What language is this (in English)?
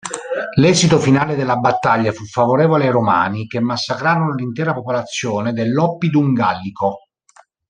Italian